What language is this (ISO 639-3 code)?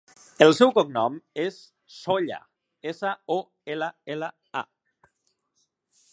cat